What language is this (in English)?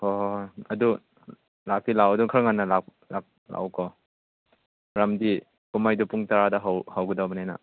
Manipuri